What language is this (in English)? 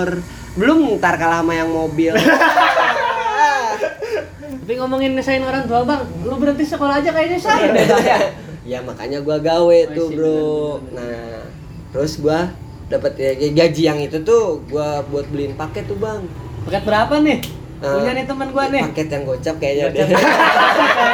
Indonesian